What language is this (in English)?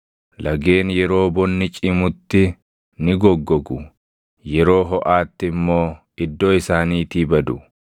Oromo